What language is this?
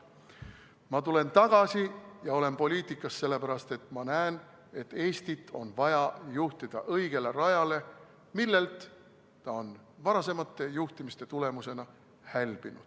Estonian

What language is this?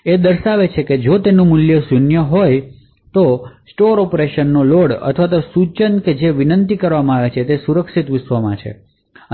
Gujarati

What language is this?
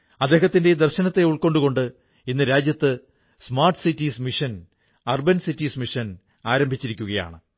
Malayalam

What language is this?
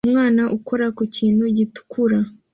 Kinyarwanda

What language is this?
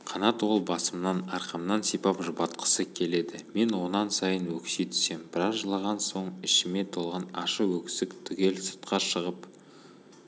Kazakh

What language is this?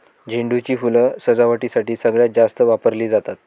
Marathi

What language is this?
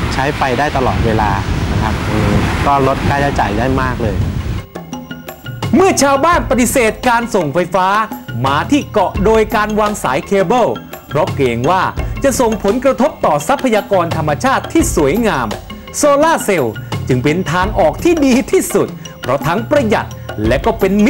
Thai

